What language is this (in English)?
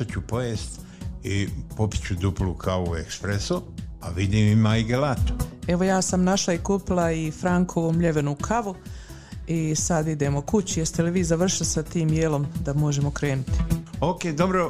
Croatian